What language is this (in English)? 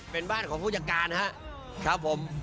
Thai